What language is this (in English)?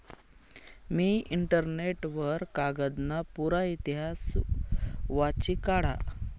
Marathi